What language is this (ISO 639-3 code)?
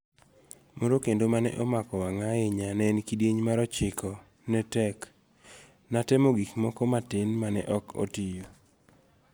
luo